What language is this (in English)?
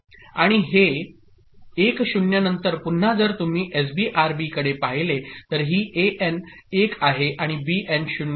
Marathi